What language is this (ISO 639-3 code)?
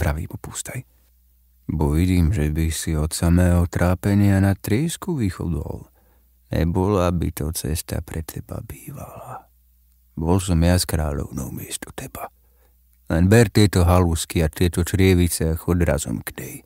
slk